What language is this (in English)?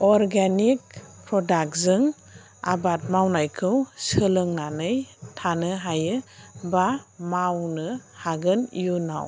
Bodo